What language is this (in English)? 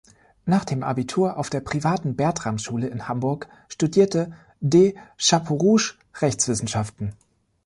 German